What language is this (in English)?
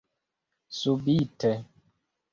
Esperanto